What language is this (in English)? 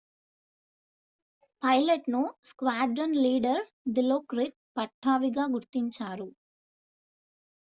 Telugu